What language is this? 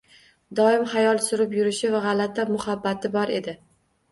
Uzbek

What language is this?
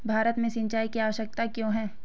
Hindi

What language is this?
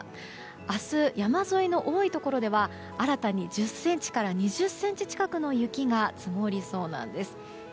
Japanese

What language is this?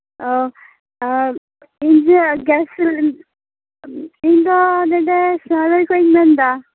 Santali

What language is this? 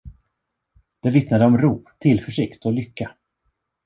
Swedish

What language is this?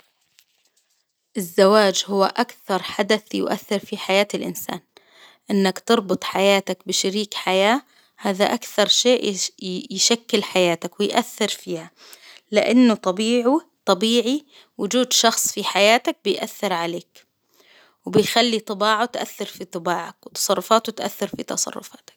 Hijazi Arabic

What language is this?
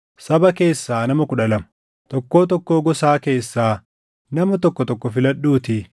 Oromo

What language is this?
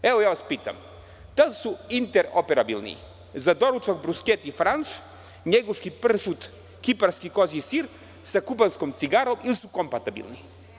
Serbian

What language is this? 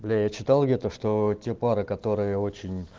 Russian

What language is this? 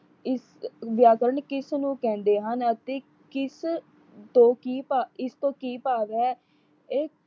Punjabi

